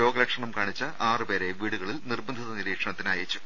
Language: Malayalam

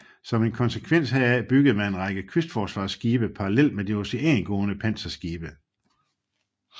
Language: Danish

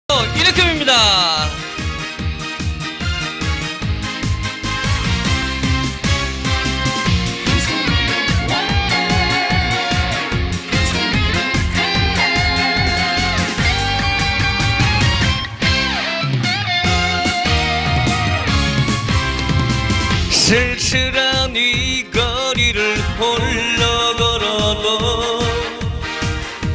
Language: Korean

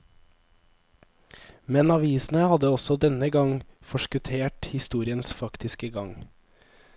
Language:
Norwegian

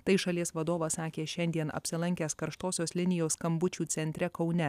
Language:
Lithuanian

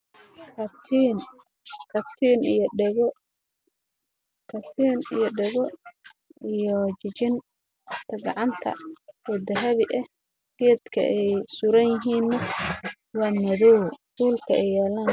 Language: Somali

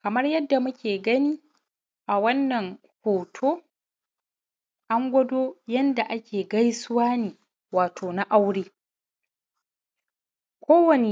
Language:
Hausa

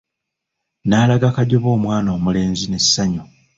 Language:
Ganda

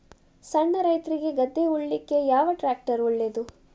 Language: Kannada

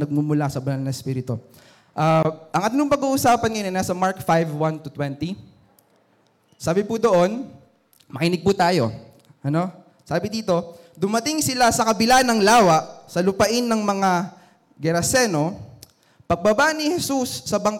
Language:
Filipino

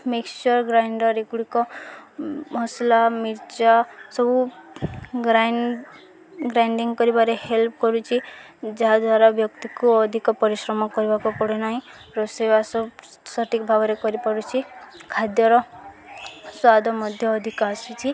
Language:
Odia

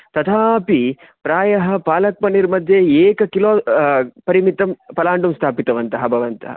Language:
Sanskrit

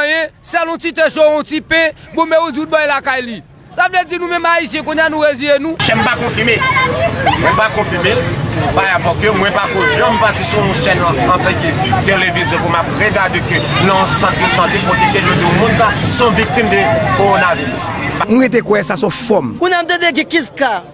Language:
French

